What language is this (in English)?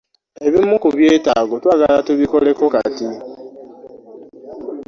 Ganda